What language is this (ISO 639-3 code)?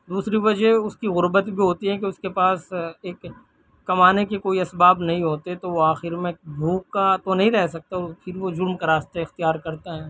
urd